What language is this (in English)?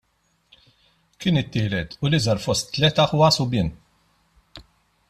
Maltese